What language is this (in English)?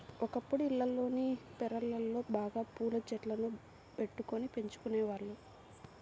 Telugu